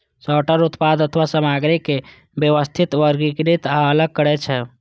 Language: Maithili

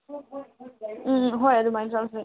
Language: Manipuri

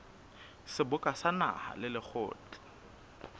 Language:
Southern Sotho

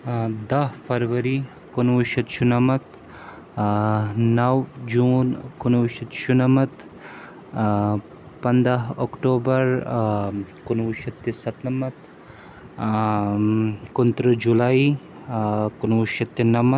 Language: Kashmiri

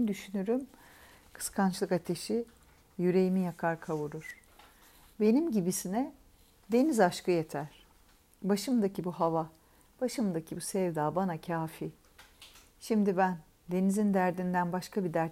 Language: Turkish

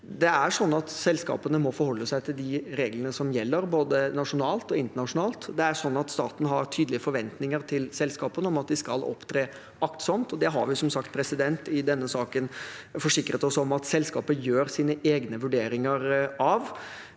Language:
Norwegian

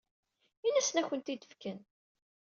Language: Kabyle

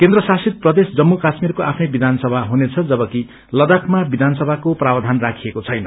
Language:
Nepali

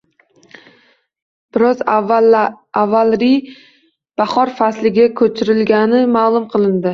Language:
Uzbek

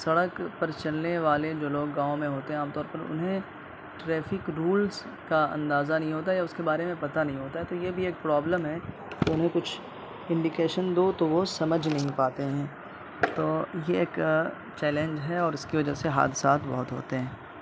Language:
Urdu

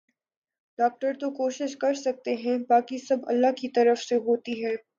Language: Urdu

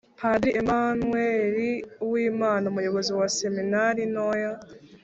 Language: Kinyarwanda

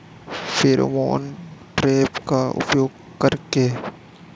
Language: Bhojpuri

